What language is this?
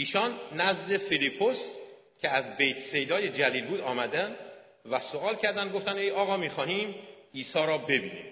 Persian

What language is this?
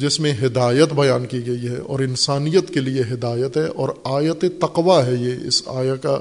Urdu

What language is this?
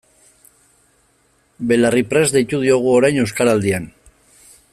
Basque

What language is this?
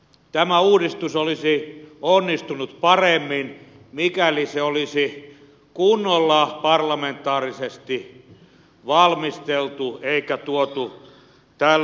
Finnish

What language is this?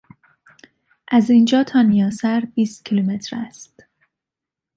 Persian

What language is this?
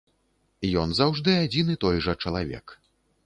Belarusian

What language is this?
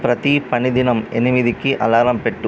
Telugu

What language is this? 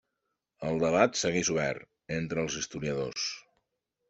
Catalan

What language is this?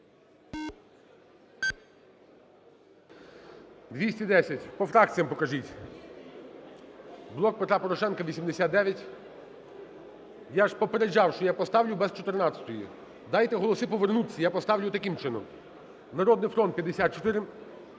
Ukrainian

